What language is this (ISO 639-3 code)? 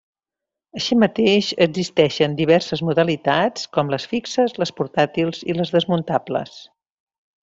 cat